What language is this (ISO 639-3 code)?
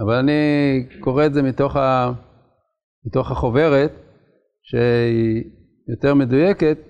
heb